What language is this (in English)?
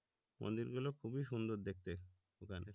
Bangla